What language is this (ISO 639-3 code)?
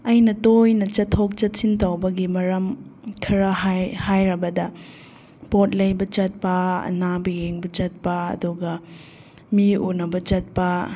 mni